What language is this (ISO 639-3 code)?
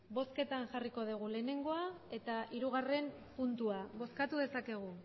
eus